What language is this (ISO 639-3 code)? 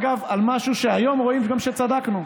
heb